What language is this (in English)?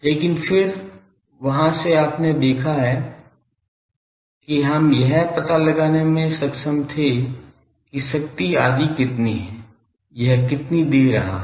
Hindi